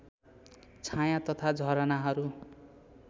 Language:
Nepali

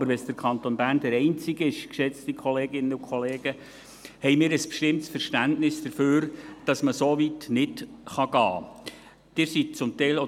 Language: Swiss German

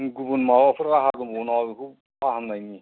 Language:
Bodo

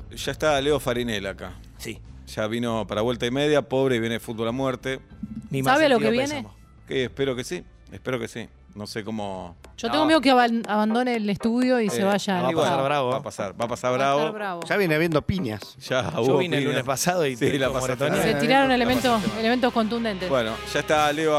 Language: Spanish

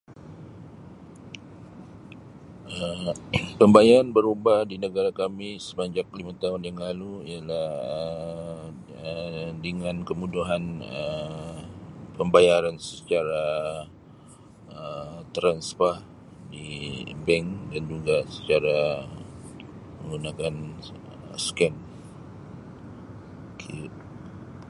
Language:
Sabah Malay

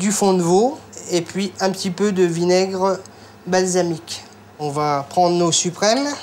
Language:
French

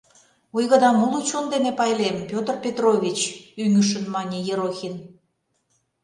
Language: Mari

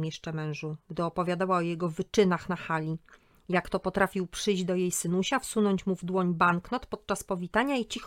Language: Polish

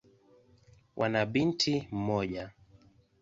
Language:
Swahili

